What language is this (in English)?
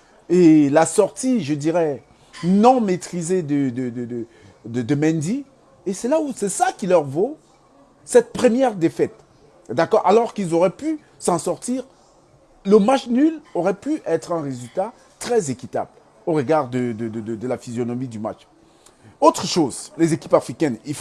French